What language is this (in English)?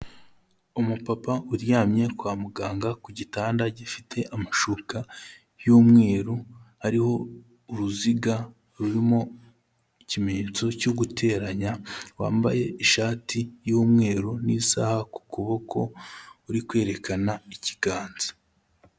Kinyarwanda